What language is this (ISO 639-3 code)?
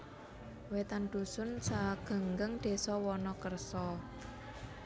jav